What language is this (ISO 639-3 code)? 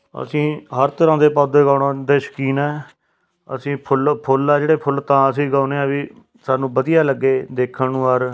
pan